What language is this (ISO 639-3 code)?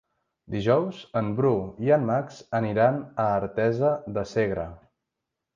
cat